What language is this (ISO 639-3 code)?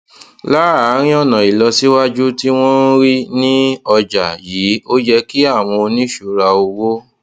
yor